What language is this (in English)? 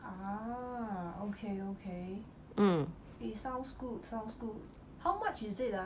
English